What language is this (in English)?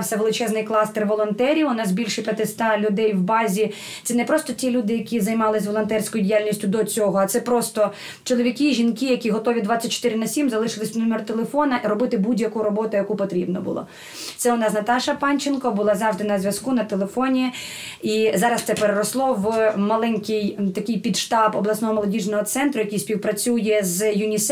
Ukrainian